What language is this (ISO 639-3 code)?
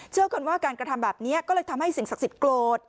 tha